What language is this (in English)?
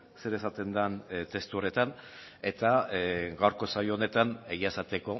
Basque